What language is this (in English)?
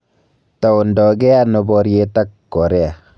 Kalenjin